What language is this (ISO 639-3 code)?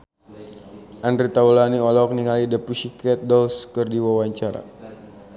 sun